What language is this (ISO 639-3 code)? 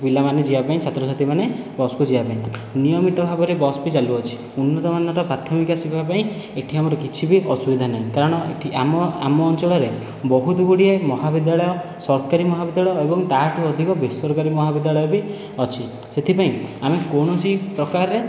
ori